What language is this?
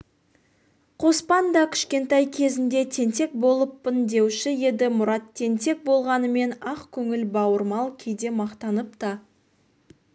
Kazakh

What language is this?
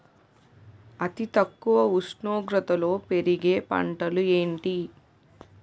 Telugu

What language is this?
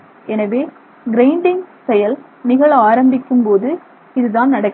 Tamil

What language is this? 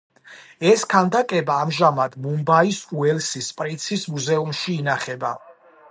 Georgian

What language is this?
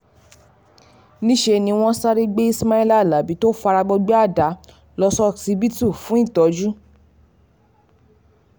Yoruba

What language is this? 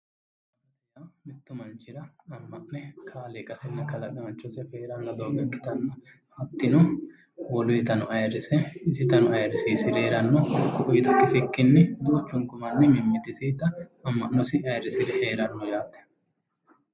Sidamo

